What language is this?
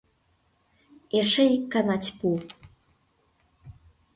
Mari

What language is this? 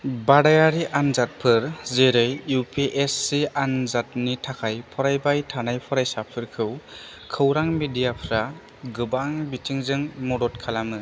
Bodo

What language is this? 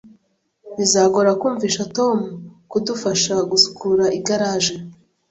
Kinyarwanda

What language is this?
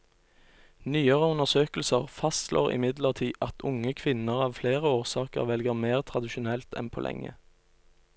Norwegian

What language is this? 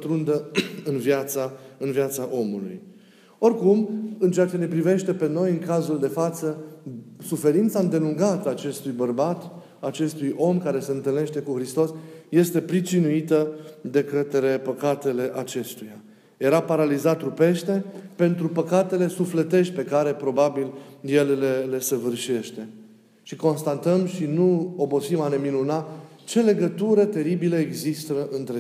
Romanian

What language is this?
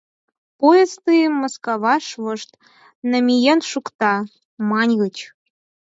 Mari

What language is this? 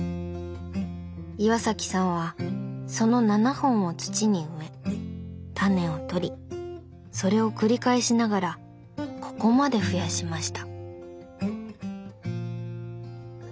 Japanese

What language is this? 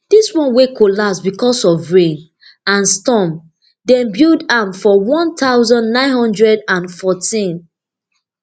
Nigerian Pidgin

